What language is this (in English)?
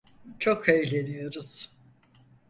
Turkish